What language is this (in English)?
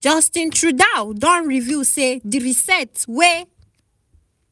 Nigerian Pidgin